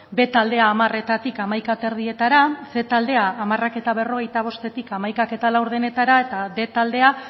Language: Basque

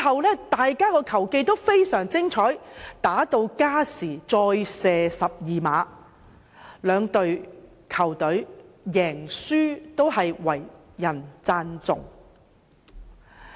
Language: Cantonese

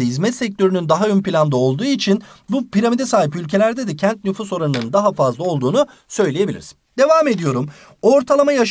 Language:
Turkish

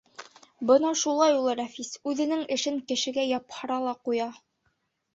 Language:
Bashkir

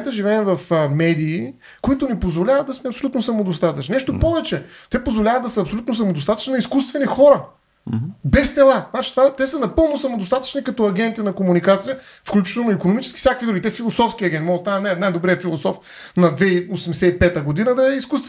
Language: Bulgarian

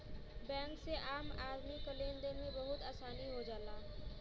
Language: Bhojpuri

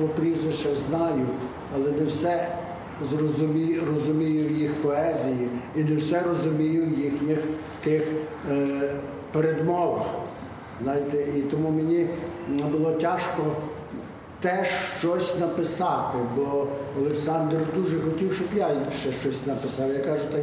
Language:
Ukrainian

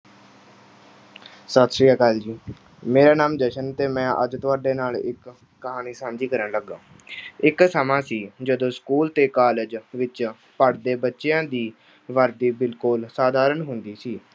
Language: Punjabi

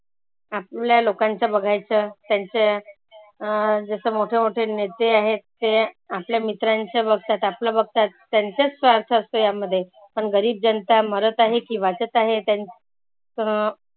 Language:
Marathi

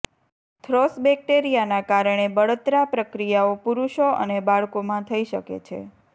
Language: Gujarati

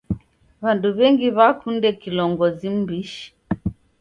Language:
Taita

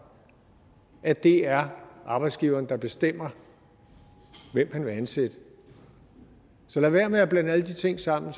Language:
Danish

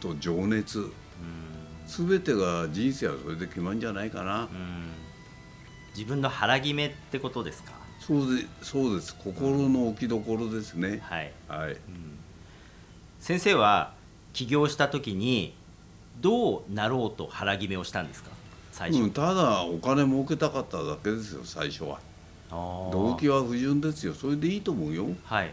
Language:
Japanese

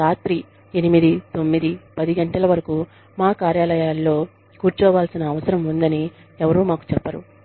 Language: Telugu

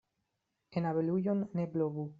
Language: Esperanto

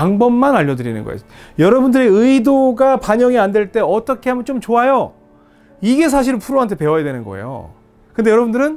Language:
Korean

